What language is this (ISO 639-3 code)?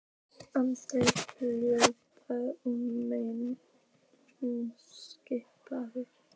isl